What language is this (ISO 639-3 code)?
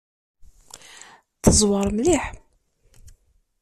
kab